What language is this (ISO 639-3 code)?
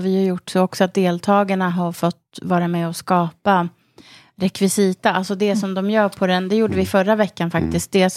swe